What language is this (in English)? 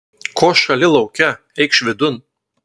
Lithuanian